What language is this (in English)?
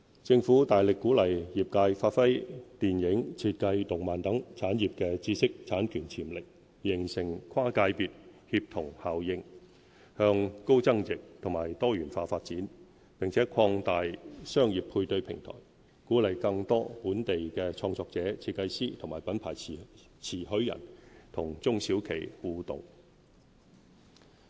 Cantonese